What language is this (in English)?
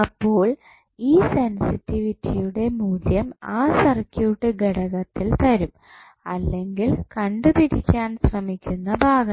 Malayalam